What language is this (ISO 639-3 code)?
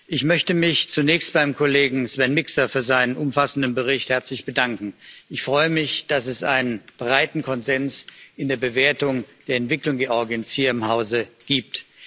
deu